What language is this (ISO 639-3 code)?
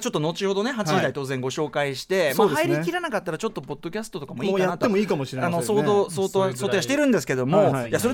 jpn